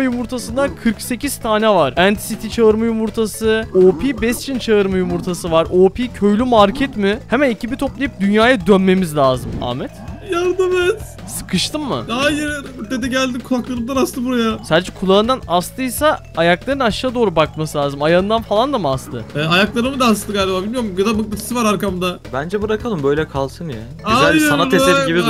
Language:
Turkish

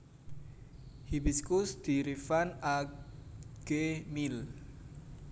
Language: Javanese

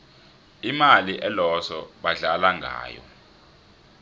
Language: South Ndebele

